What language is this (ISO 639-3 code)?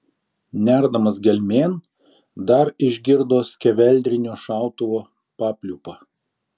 lit